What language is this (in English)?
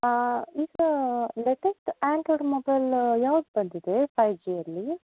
Kannada